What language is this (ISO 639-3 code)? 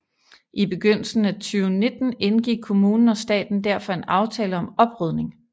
dan